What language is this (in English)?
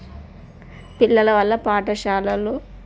Telugu